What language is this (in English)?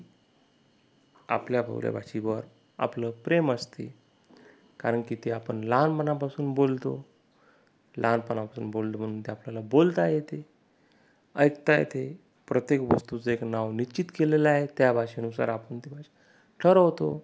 Marathi